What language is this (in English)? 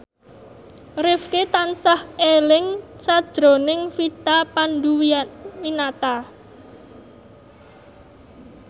Javanese